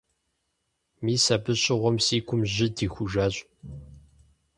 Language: Kabardian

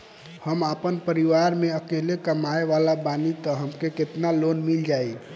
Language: Bhojpuri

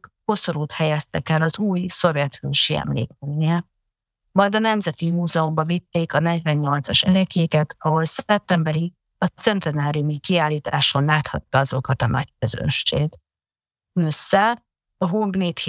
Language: Hungarian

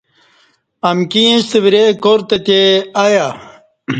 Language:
Kati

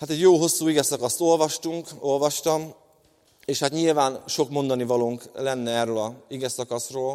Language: Hungarian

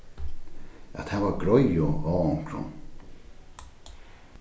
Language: Faroese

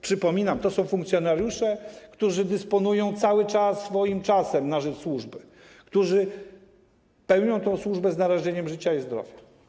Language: Polish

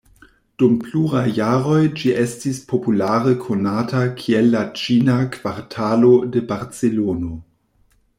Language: Esperanto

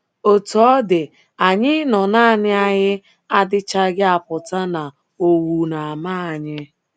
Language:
Igbo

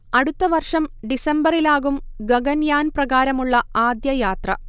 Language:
Malayalam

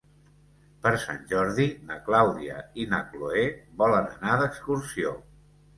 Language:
Catalan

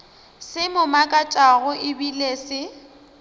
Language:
Northern Sotho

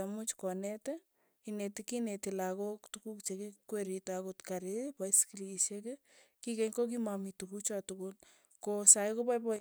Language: Tugen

